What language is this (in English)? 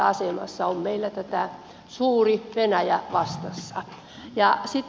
Finnish